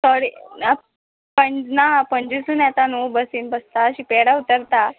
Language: Konkani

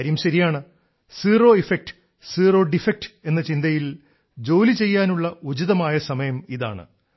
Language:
Malayalam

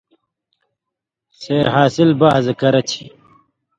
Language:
Indus Kohistani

